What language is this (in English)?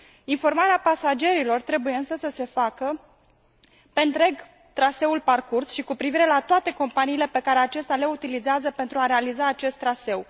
Romanian